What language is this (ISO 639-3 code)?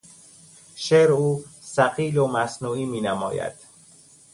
fas